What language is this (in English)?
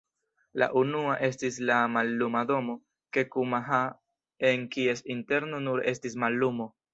Esperanto